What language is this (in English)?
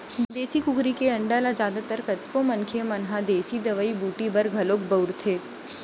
Chhattisgarhi